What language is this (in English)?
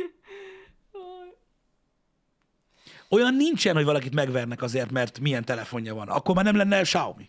Hungarian